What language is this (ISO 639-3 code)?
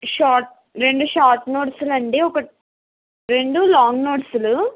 tel